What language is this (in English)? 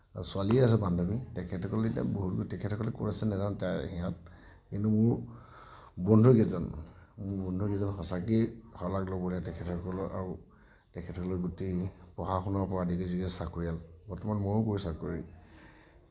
Assamese